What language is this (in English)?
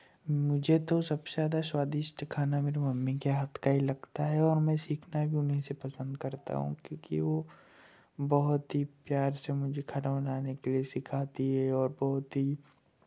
Hindi